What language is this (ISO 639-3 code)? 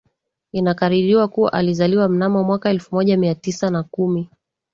swa